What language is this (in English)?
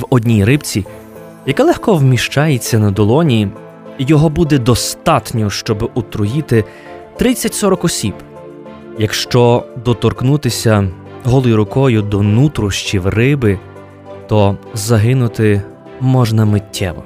Ukrainian